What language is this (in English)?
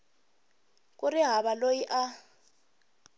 Tsonga